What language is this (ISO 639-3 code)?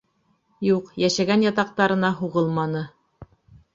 bak